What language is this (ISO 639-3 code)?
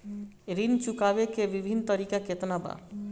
bho